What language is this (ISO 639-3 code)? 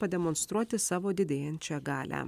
lit